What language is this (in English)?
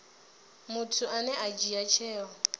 Venda